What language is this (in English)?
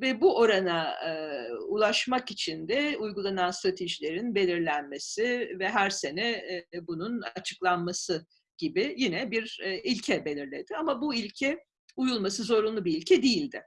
Turkish